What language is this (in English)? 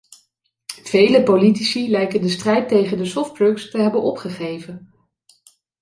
Dutch